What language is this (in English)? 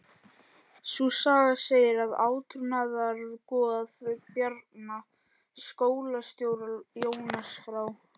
Icelandic